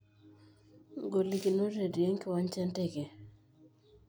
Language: Masai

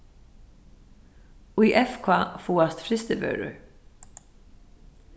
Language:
Faroese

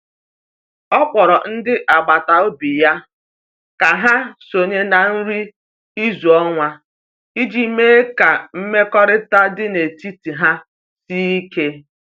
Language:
Igbo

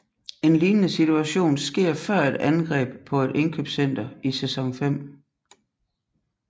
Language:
Danish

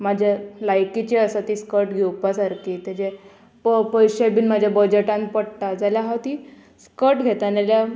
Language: Konkani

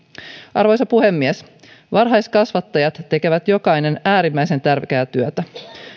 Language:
Finnish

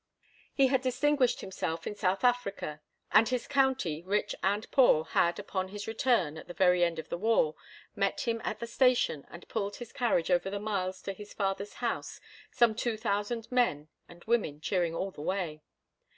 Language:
English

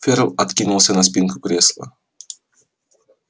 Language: Russian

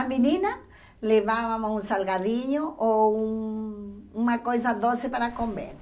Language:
Portuguese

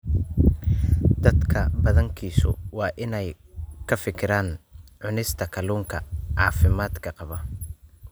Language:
Somali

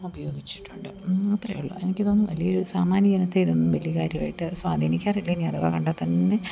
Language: Malayalam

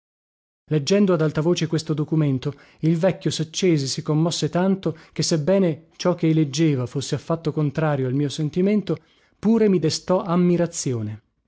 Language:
Italian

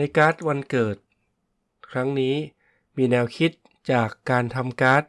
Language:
Thai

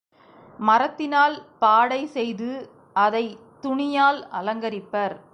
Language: Tamil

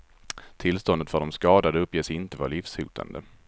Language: Swedish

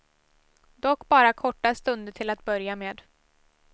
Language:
Swedish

